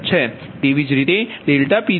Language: Gujarati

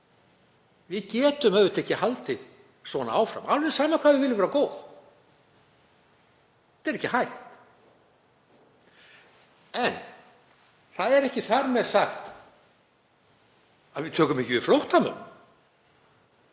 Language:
Icelandic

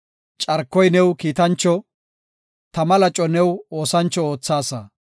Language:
Gofa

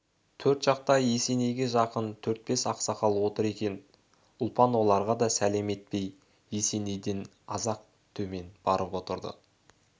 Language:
Kazakh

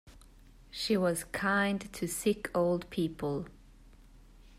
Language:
English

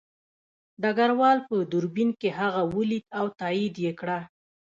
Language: Pashto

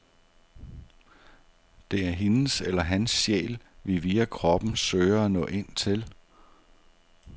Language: Danish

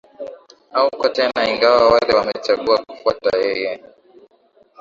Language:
Swahili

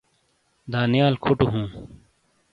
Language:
Shina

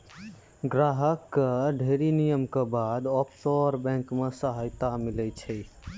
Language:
Maithili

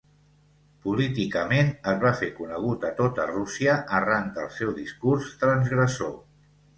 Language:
Catalan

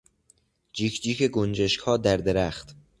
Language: Persian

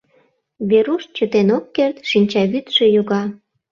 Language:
Mari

